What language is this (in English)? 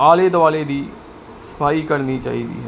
Punjabi